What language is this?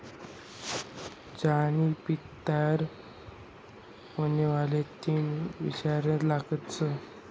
Marathi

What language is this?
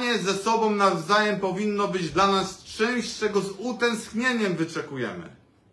Polish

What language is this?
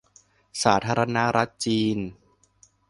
Thai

